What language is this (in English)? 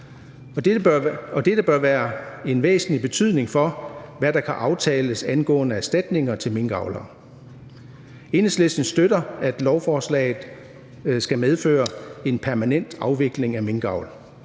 Danish